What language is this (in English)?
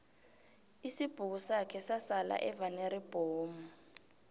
South Ndebele